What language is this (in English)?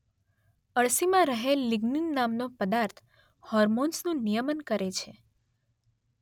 Gujarati